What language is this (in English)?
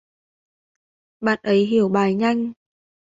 Vietnamese